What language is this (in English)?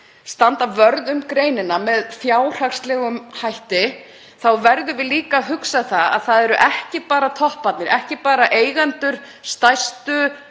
Icelandic